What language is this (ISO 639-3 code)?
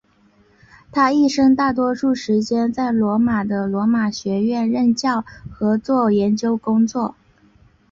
zho